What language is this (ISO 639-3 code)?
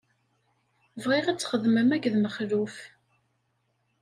kab